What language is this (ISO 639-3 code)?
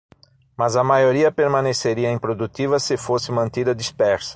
por